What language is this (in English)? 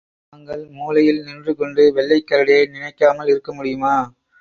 Tamil